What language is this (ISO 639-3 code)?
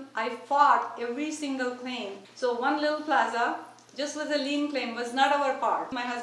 eng